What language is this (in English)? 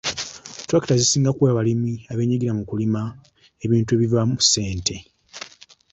Ganda